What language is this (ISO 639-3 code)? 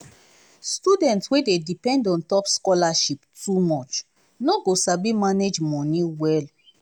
pcm